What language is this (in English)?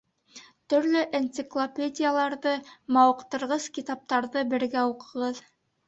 Bashkir